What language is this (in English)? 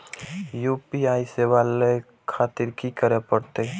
Maithili